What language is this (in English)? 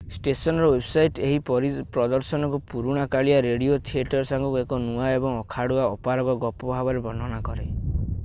Odia